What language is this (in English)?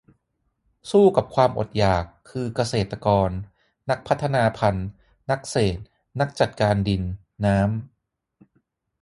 Thai